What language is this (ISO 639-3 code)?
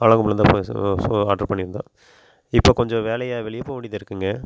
tam